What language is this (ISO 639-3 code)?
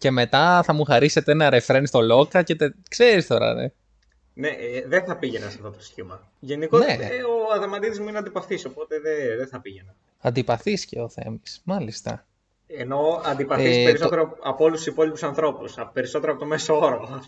ell